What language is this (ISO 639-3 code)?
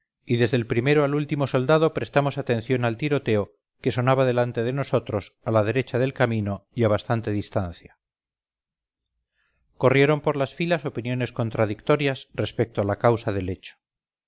spa